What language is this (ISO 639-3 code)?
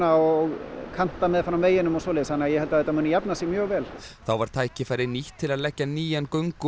isl